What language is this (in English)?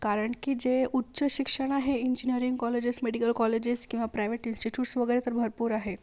Marathi